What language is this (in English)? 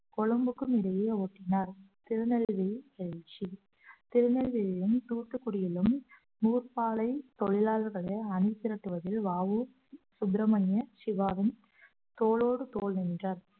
Tamil